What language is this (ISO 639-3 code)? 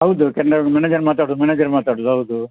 kan